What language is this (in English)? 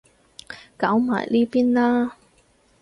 Cantonese